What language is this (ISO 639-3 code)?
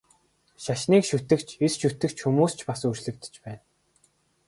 mon